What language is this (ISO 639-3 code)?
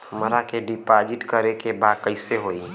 bho